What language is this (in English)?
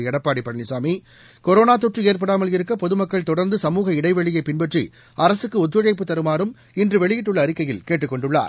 Tamil